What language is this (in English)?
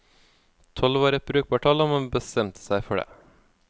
Norwegian